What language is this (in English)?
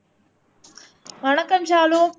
Tamil